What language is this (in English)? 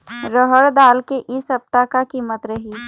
Chhattisgarhi